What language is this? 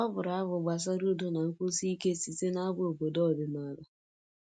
Igbo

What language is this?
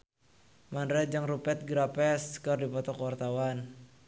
Sundanese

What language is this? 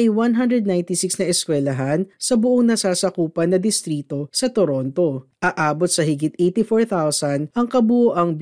Filipino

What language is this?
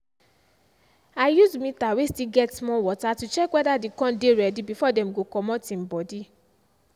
Nigerian Pidgin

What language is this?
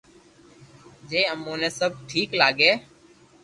Loarki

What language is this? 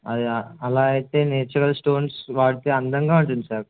Telugu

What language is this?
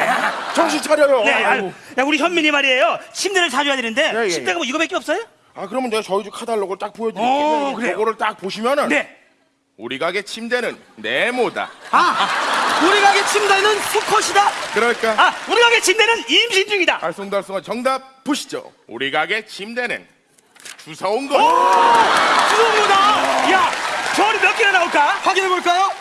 Korean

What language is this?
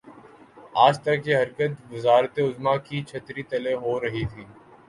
Urdu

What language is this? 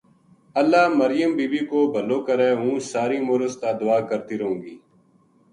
Gujari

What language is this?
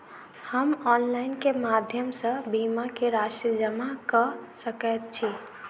Maithili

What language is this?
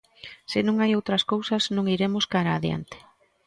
Galician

